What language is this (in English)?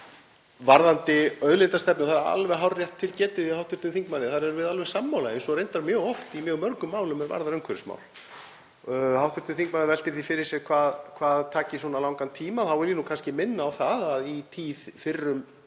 Icelandic